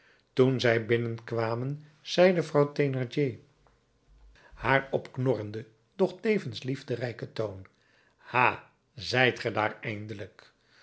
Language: Dutch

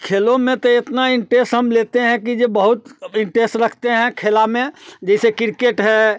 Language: Hindi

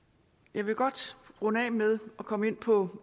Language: Danish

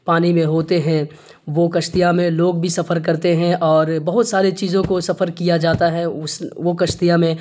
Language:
Urdu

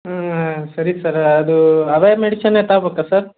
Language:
Kannada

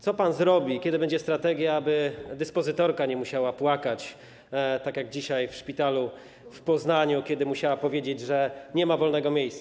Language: Polish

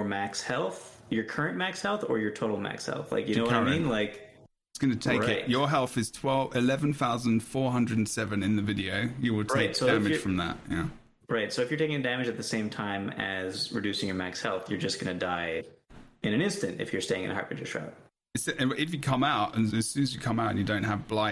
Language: English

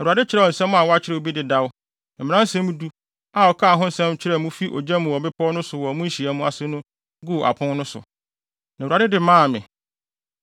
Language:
Akan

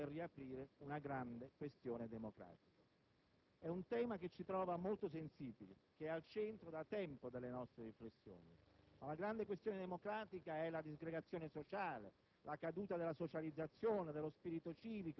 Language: Italian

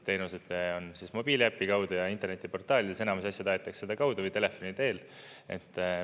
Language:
Estonian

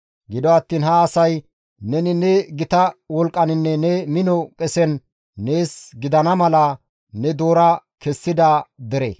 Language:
Gamo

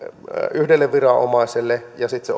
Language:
Finnish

